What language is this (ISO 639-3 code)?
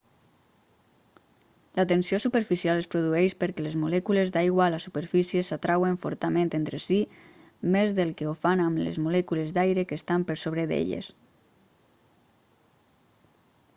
cat